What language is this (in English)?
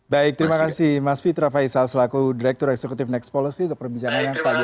Indonesian